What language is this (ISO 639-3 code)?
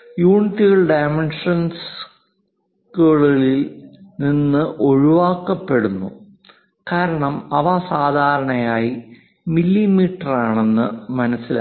mal